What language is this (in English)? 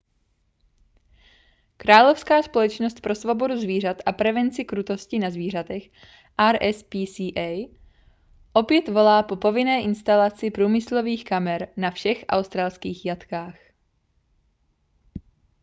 Czech